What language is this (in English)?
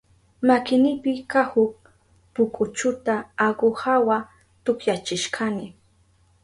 Southern Pastaza Quechua